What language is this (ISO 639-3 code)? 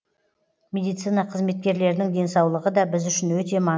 kaz